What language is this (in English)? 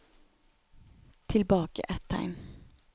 Norwegian